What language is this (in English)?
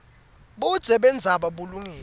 Swati